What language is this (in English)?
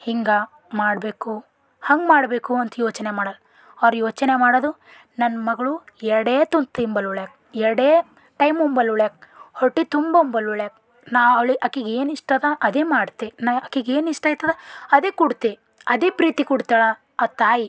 Kannada